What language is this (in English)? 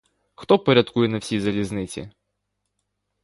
Ukrainian